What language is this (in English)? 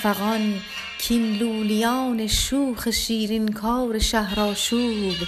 Persian